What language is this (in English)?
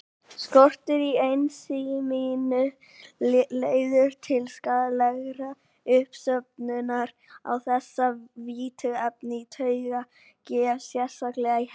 Icelandic